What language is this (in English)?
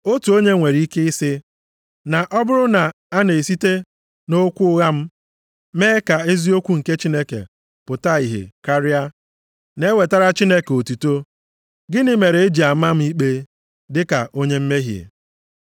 Igbo